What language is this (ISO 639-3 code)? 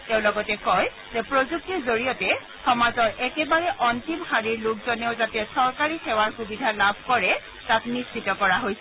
asm